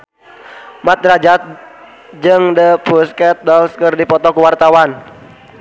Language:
Sundanese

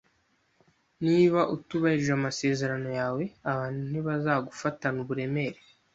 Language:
Kinyarwanda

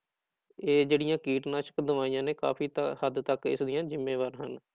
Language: Punjabi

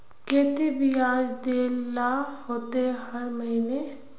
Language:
Magahi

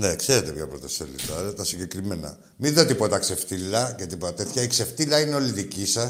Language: Greek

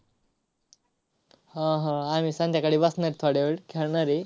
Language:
Marathi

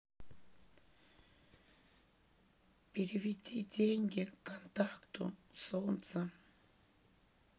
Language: Russian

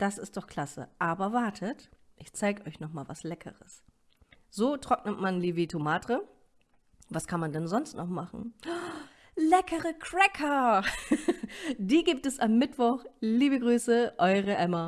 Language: German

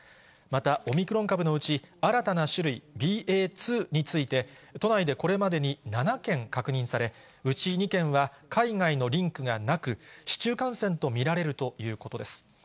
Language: Japanese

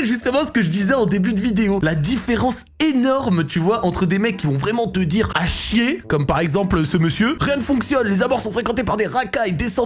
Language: French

